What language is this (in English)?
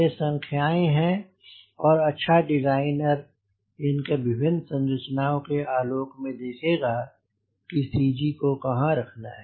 Hindi